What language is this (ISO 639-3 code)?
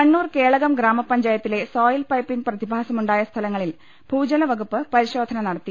mal